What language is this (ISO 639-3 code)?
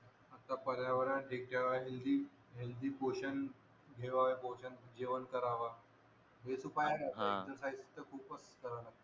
mar